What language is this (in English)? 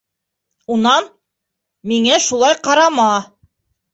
Bashkir